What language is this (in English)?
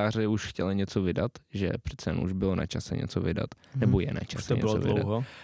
Czech